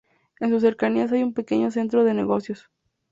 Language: Spanish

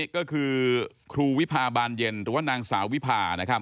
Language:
Thai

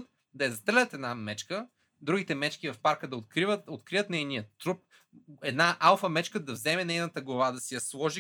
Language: Bulgarian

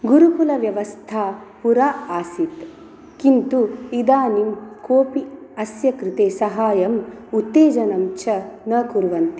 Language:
Sanskrit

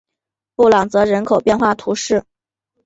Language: Chinese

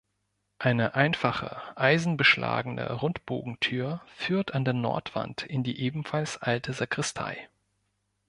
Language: German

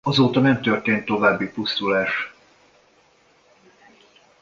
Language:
Hungarian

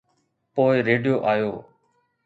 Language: Sindhi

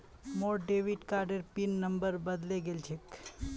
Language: Magahi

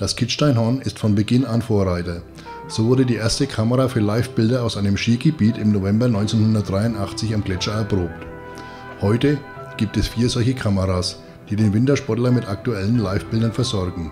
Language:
German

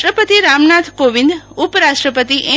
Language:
Gujarati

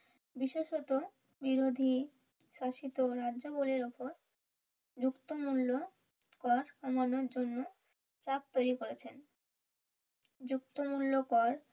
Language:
Bangla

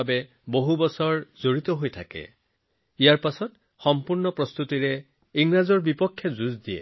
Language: Assamese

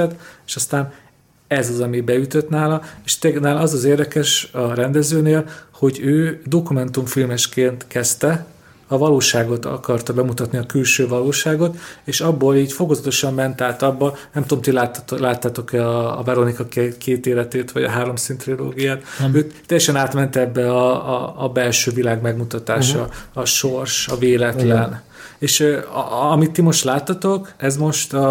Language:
Hungarian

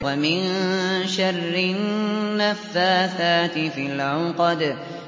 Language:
Arabic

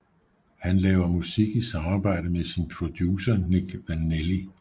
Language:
Danish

